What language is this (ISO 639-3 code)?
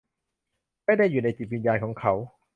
tha